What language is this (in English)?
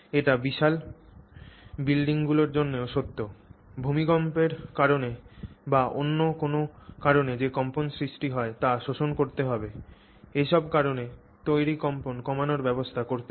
Bangla